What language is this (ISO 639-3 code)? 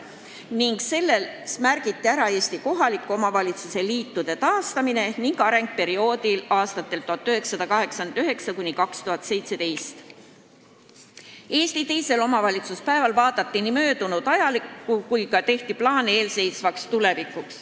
est